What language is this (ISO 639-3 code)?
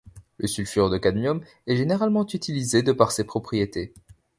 fra